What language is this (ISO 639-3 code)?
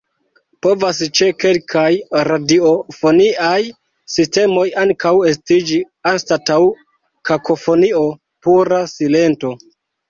epo